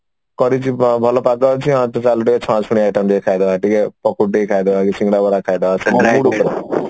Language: Odia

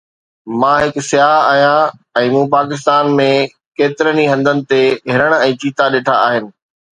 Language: Sindhi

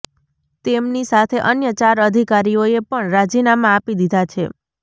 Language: Gujarati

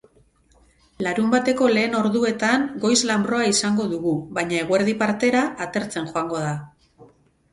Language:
Basque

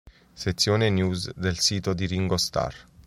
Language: Italian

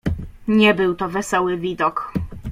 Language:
Polish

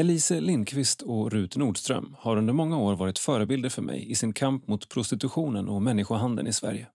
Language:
Swedish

